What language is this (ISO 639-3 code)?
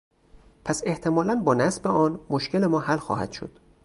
fas